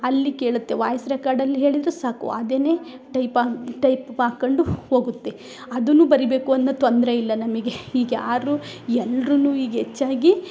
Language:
Kannada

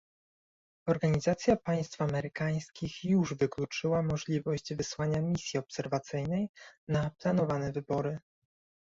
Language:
Polish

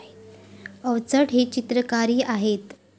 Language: Marathi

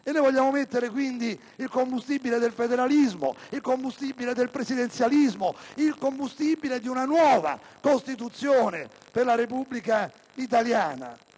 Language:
Italian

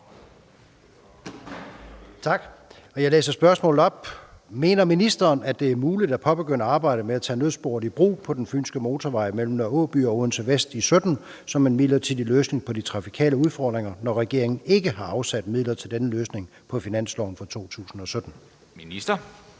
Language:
Danish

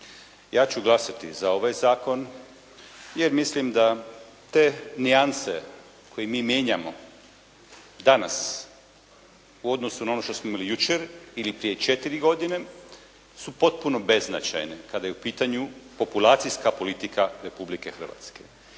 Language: Croatian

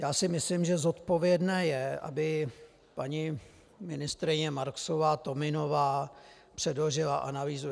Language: Czech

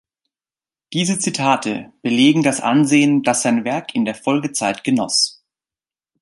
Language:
German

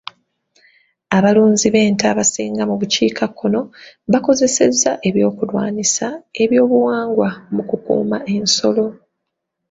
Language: Ganda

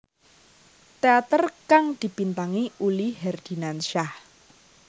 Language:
Javanese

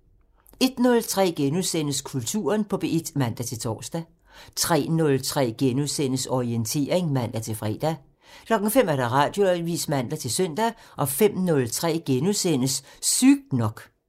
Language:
Danish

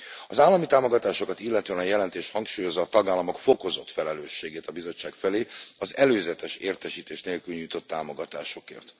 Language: Hungarian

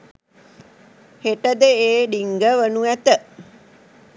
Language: Sinhala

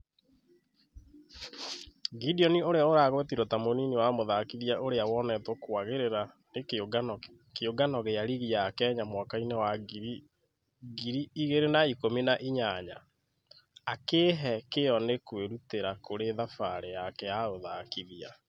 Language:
Kikuyu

